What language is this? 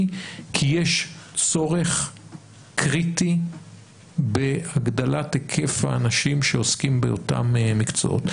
Hebrew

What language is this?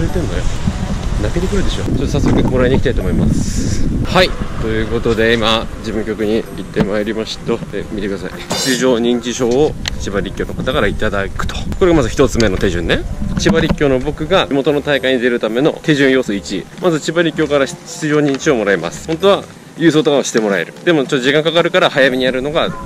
Japanese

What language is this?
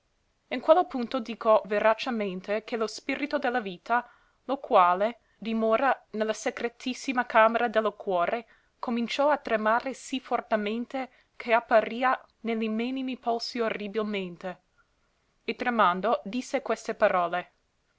Italian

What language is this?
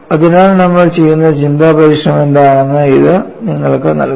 Malayalam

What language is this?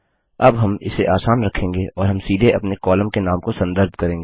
Hindi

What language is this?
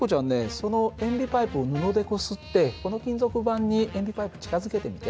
Japanese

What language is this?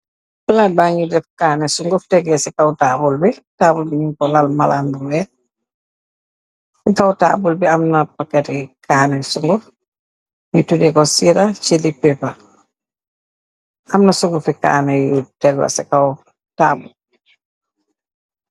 Wolof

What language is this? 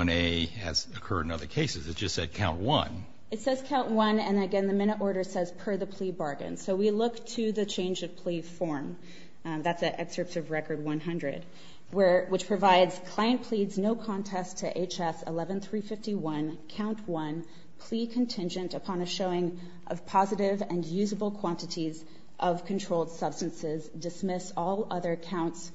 English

